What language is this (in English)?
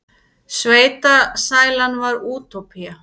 Icelandic